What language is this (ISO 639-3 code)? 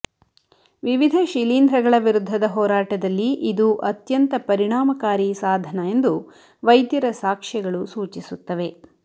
kan